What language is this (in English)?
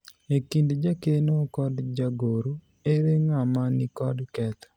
Luo (Kenya and Tanzania)